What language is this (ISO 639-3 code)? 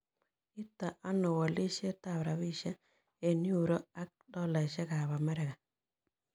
kln